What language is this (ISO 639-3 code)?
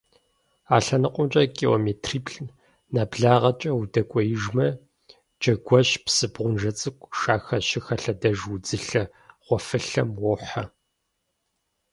kbd